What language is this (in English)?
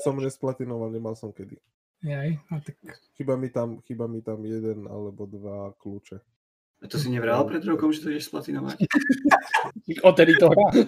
Slovak